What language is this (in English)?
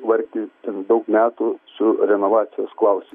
Lithuanian